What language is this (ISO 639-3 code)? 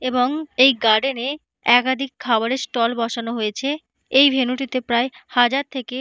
ben